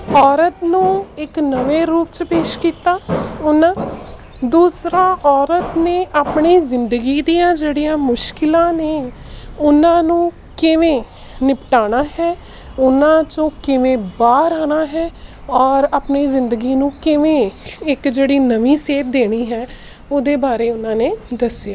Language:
Punjabi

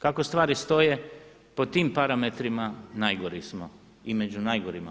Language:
Croatian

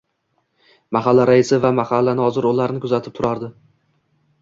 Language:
Uzbek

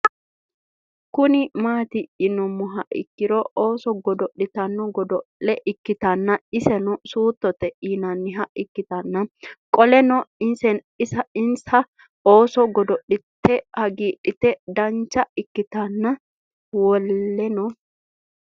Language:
Sidamo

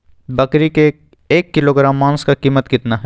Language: Magahi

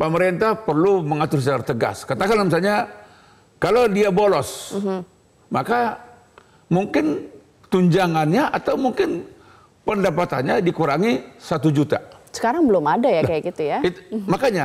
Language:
Indonesian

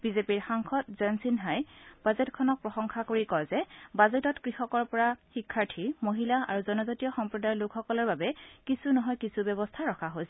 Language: Assamese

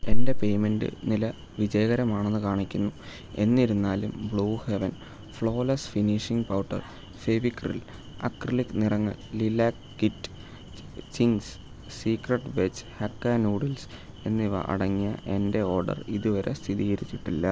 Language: Malayalam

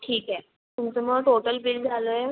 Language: Marathi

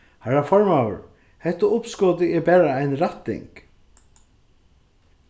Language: Faroese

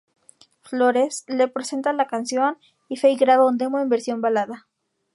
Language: Spanish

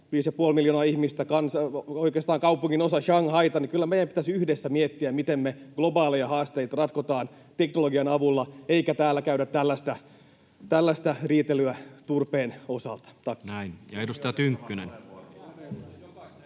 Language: Finnish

